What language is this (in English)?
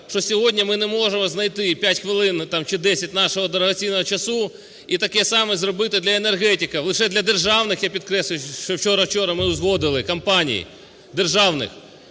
Ukrainian